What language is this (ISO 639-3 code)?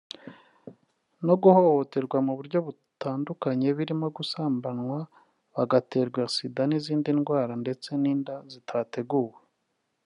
kin